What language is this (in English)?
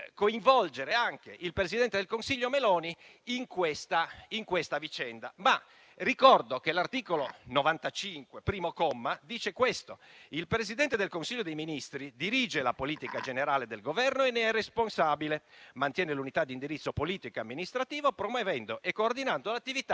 Italian